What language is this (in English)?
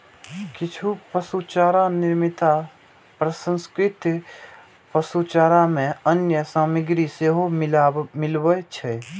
Maithili